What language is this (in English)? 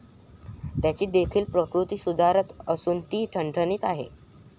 Marathi